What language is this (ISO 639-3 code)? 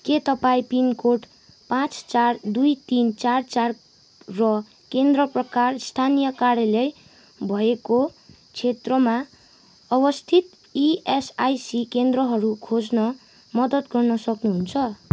nep